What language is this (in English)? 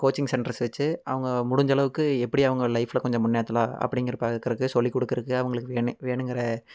Tamil